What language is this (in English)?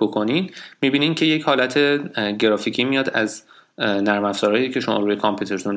Persian